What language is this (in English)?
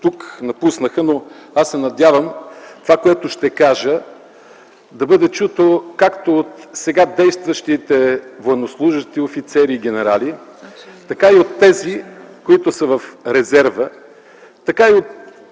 Bulgarian